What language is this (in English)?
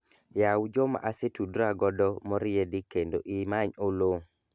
Luo (Kenya and Tanzania)